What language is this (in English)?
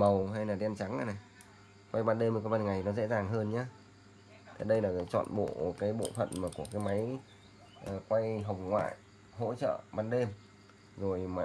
Vietnamese